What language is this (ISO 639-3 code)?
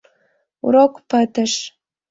chm